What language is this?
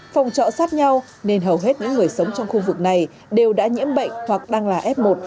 Vietnamese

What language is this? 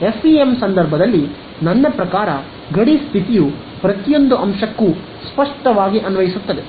Kannada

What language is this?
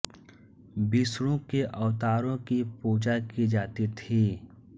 Hindi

